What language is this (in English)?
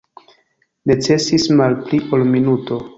Esperanto